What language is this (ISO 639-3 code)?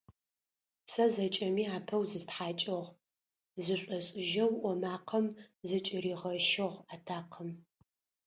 ady